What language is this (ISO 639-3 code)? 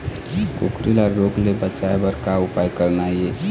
hne